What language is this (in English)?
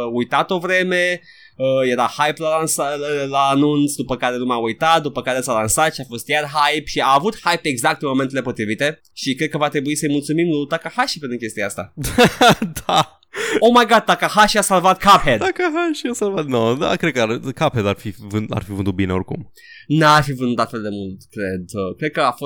Romanian